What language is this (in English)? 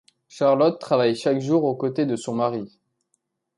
French